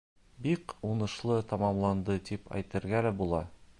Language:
Bashkir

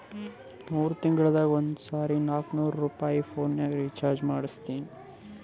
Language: Kannada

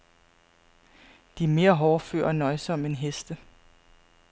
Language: Danish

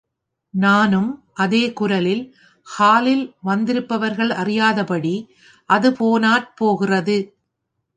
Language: Tamil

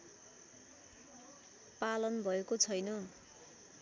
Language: Nepali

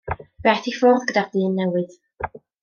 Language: Welsh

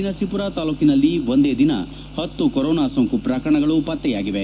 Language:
Kannada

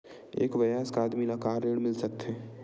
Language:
Chhattisgarhi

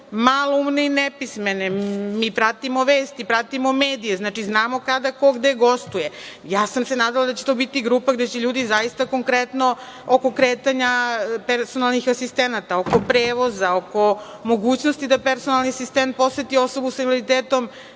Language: Serbian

